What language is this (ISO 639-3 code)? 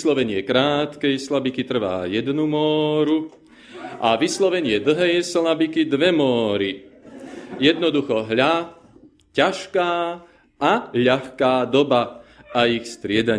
slk